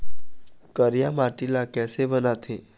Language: Chhattisgarhi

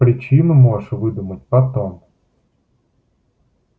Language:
Russian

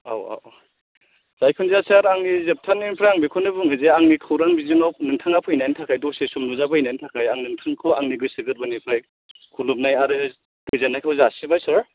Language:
Bodo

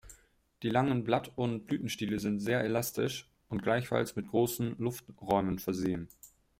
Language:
German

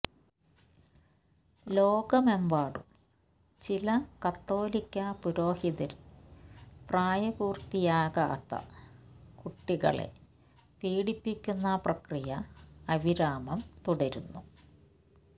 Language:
Malayalam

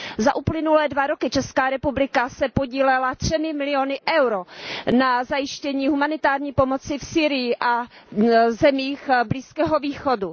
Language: Czech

